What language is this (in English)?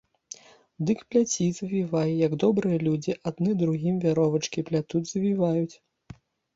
Belarusian